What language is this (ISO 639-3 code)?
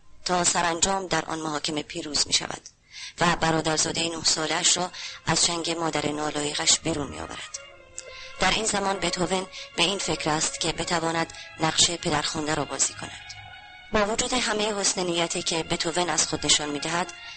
fas